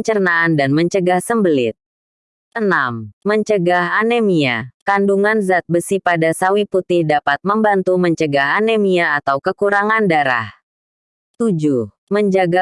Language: Indonesian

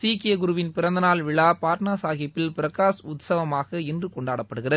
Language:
Tamil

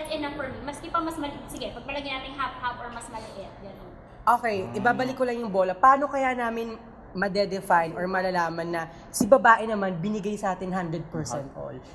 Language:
Filipino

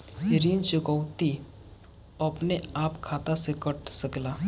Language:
Bhojpuri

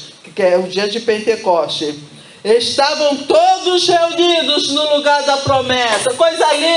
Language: Portuguese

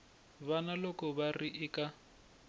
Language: Tsonga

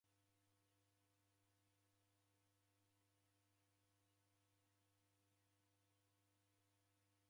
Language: Taita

